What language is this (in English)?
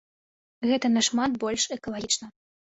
Belarusian